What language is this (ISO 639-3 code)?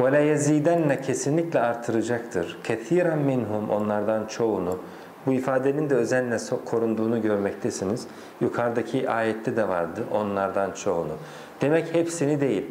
tur